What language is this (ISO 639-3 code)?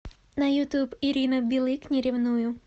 rus